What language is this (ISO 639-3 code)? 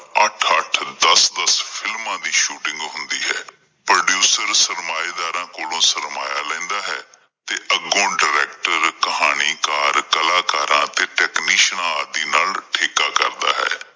pan